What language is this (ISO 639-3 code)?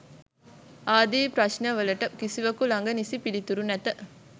sin